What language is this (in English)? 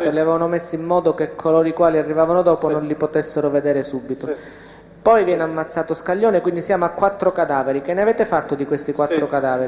Italian